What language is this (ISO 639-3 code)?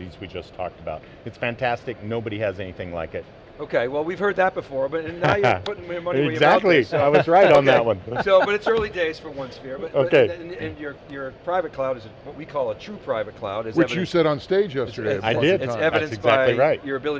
eng